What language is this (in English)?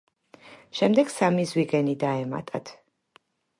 Georgian